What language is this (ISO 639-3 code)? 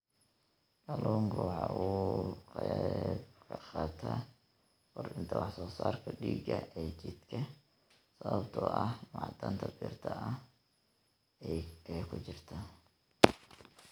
som